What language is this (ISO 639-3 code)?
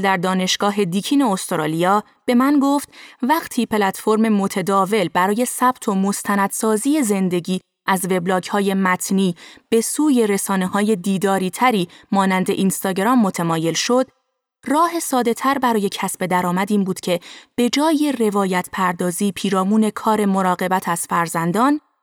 fas